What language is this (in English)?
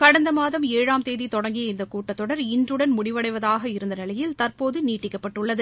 Tamil